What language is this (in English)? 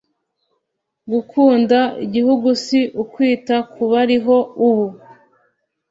Kinyarwanda